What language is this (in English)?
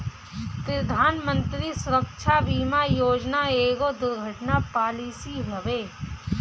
Bhojpuri